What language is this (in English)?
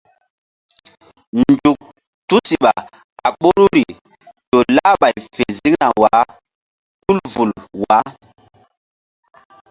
Mbum